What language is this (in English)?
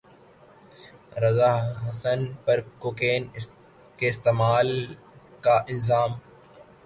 Urdu